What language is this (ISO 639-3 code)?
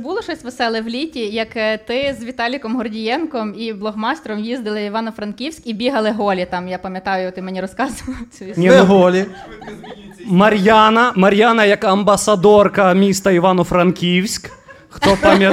ukr